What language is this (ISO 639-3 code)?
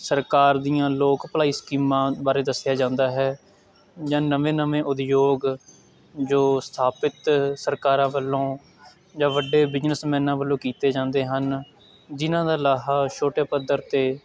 pan